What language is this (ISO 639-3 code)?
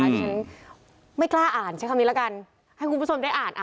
tha